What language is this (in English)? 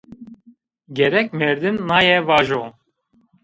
Zaza